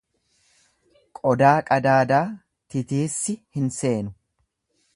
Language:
Oromo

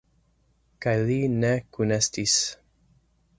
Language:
Esperanto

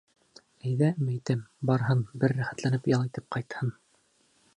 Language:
Bashkir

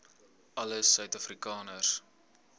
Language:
Afrikaans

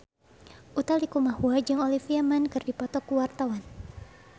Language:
Sundanese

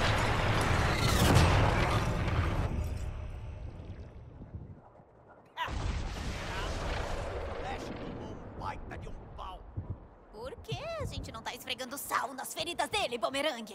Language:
Portuguese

